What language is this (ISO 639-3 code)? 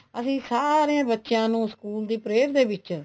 pan